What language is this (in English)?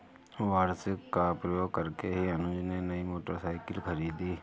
Hindi